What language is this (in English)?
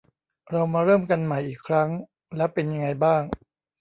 Thai